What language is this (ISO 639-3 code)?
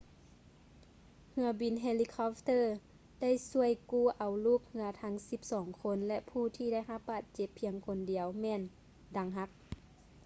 lao